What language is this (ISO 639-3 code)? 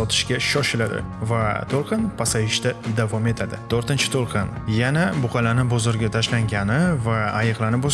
uzb